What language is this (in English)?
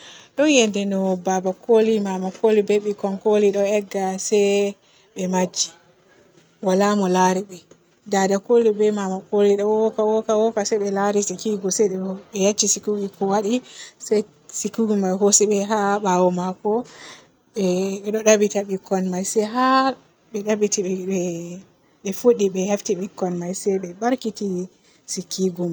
Borgu Fulfulde